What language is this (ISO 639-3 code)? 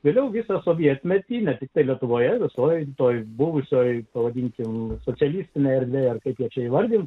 lit